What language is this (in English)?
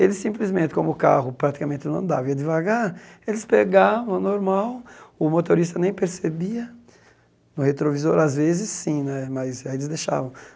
Portuguese